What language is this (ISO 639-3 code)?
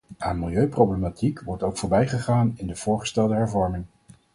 nld